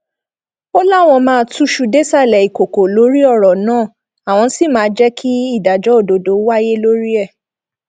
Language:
Yoruba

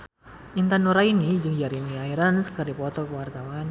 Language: Sundanese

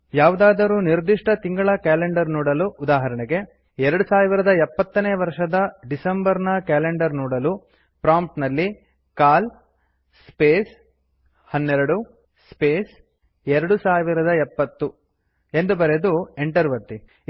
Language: Kannada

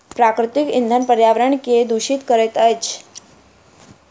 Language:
Maithili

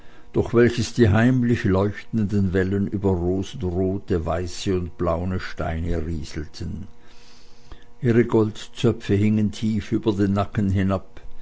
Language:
German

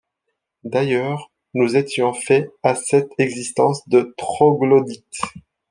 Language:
French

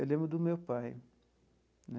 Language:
Portuguese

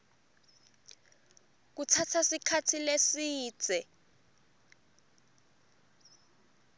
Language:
Swati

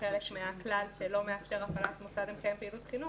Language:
Hebrew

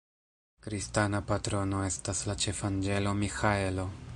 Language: Esperanto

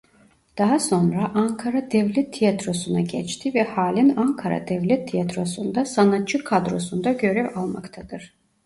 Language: Turkish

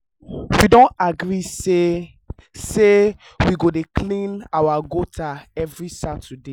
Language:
Nigerian Pidgin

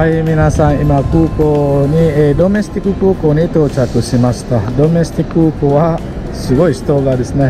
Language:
Japanese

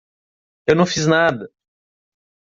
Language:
Portuguese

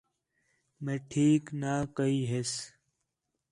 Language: Khetrani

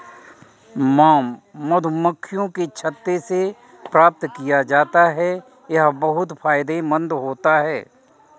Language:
Hindi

